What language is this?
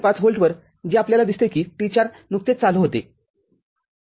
Marathi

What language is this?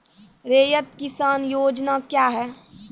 Maithili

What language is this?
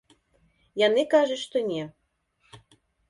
Belarusian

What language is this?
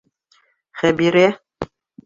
Bashkir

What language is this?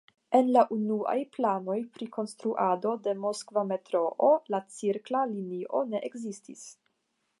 Esperanto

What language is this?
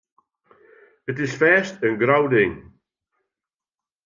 Western Frisian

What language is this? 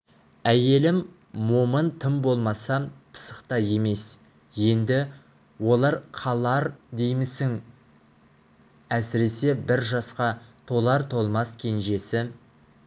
Kazakh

